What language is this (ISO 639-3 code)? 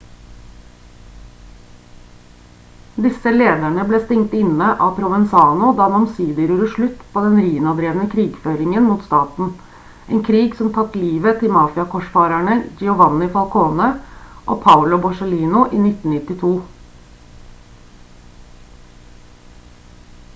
nob